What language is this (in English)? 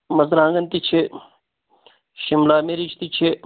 Kashmiri